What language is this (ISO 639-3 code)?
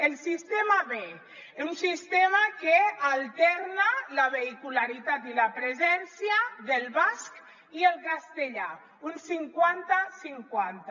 cat